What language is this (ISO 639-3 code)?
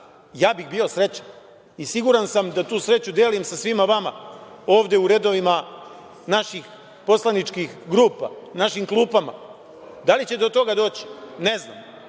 srp